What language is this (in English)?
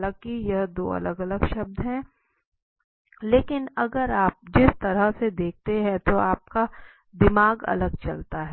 Hindi